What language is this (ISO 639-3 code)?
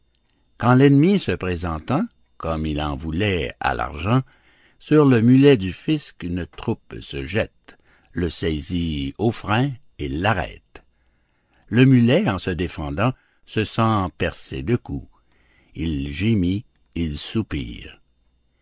fra